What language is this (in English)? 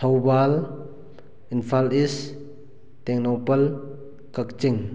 Manipuri